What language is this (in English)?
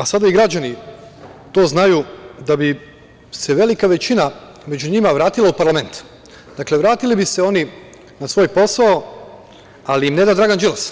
Serbian